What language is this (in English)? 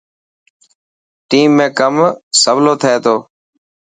Dhatki